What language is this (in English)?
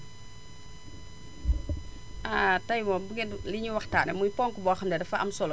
Wolof